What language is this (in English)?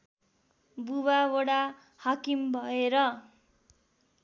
Nepali